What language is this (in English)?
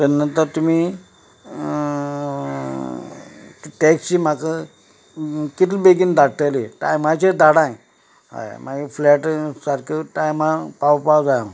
Konkani